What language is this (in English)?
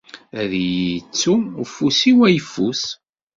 Kabyle